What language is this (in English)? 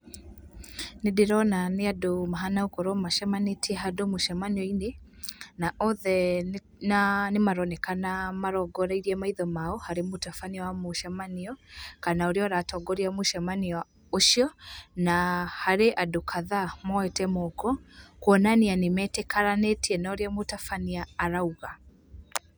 Kikuyu